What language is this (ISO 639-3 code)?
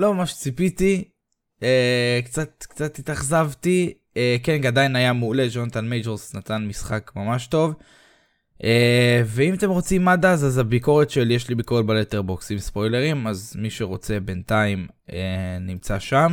heb